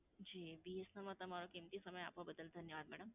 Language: Gujarati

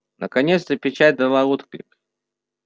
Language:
Russian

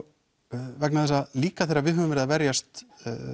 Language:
Icelandic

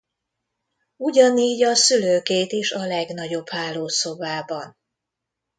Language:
Hungarian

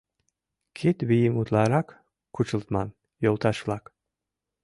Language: Mari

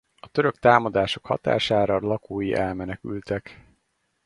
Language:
Hungarian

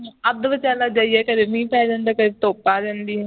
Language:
Punjabi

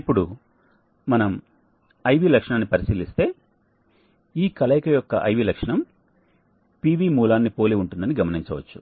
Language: Telugu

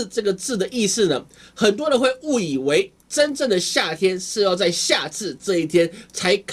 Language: Chinese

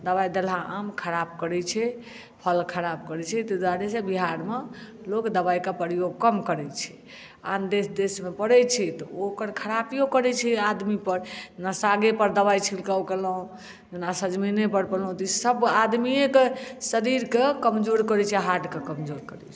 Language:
Maithili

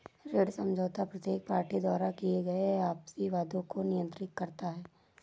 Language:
Hindi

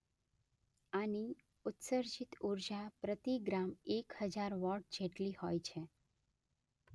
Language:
Gujarati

